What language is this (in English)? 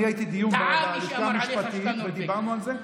Hebrew